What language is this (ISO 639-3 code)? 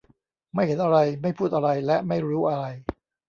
tha